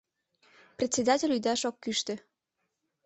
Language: Mari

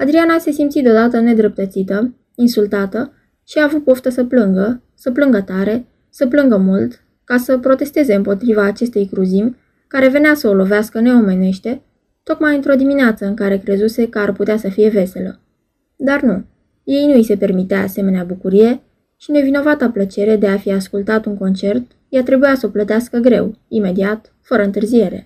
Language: Romanian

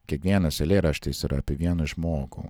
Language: Lithuanian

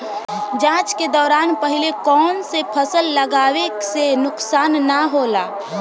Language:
Bhojpuri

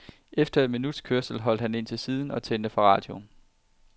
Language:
Danish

